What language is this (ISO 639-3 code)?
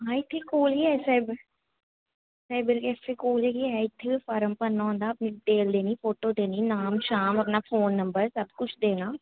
doi